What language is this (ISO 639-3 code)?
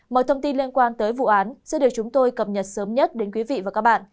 vie